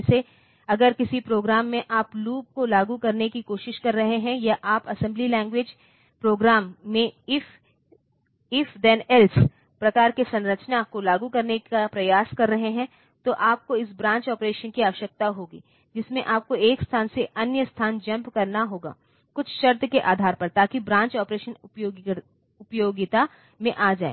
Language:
Hindi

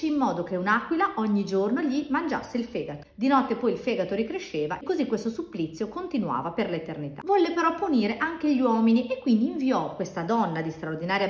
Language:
Italian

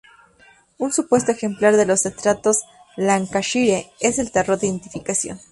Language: Spanish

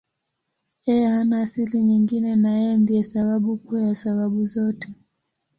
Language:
Swahili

